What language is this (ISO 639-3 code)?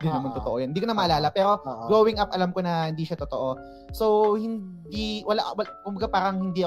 fil